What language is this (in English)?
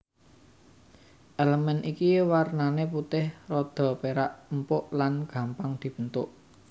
Javanese